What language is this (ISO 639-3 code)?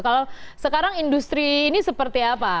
ind